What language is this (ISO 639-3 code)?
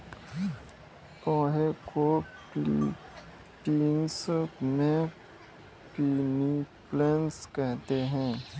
hin